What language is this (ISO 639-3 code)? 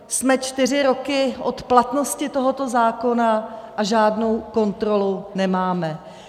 ces